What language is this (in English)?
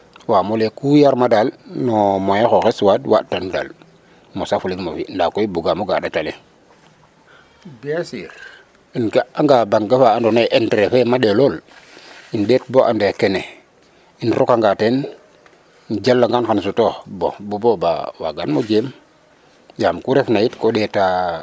Serer